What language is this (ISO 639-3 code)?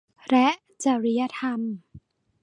tha